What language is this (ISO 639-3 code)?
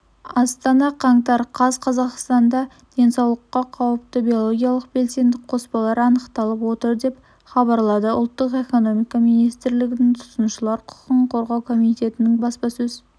kaz